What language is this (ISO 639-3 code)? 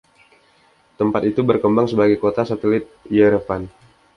ind